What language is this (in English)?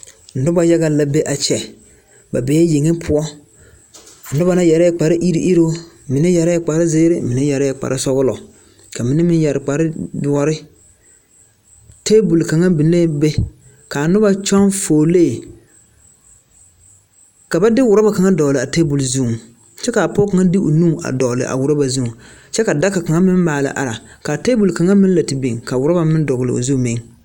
Southern Dagaare